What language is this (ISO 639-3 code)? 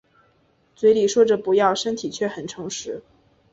zho